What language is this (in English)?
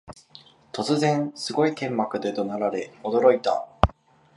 Japanese